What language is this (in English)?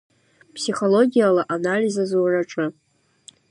Abkhazian